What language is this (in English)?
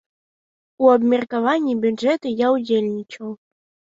Belarusian